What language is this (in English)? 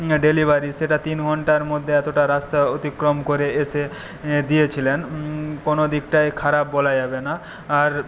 Bangla